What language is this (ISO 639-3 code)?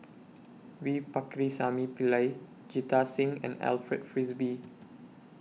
eng